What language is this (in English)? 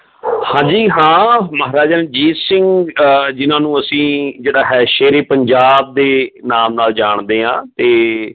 Punjabi